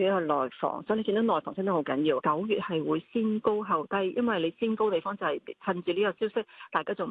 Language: Chinese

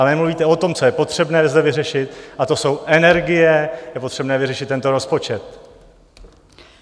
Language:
Czech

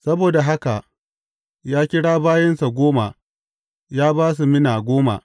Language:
Hausa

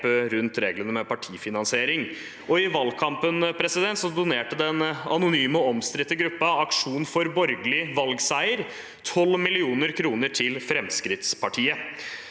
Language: Norwegian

